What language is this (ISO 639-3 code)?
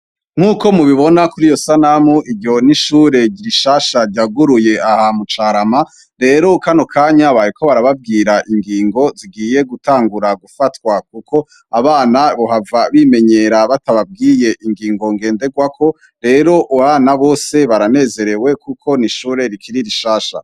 run